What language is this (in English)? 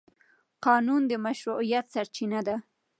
Pashto